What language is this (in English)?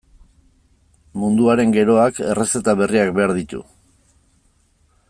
Basque